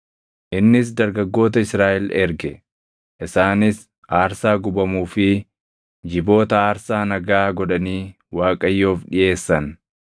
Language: Oromo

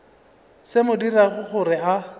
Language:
Northern Sotho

